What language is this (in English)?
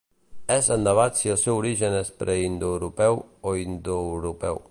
Catalan